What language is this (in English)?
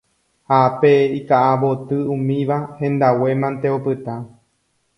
Guarani